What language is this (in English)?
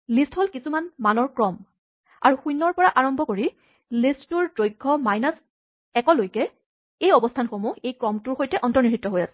Assamese